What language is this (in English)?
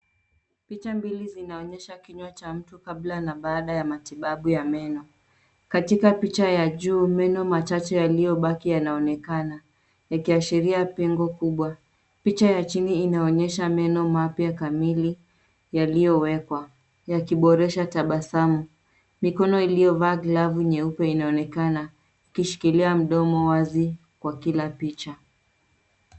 Swahili